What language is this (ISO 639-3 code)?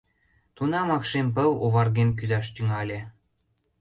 chm